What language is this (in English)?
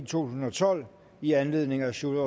Danish